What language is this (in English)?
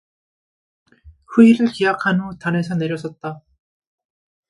Korean